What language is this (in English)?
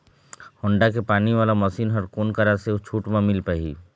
Chhattisgarhi